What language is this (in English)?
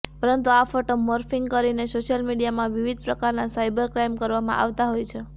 Gujarati